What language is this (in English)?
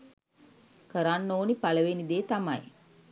Sinhala